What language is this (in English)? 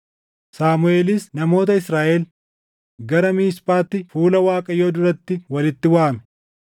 Oromo